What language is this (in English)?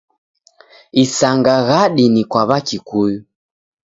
Taita